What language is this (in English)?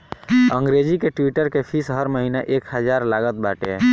Bhojpuri